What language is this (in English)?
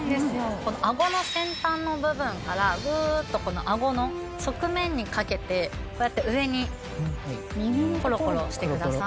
Japanese